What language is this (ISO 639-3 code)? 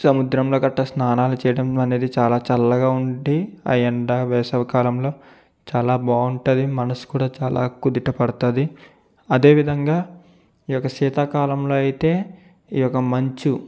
tel